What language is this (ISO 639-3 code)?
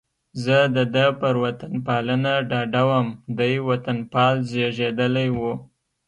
pus